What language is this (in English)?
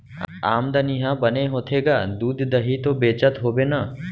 Chhattisgarhi